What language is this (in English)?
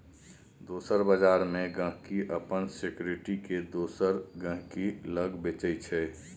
Maithili